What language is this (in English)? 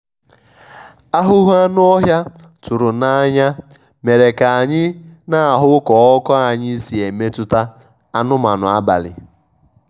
Igbo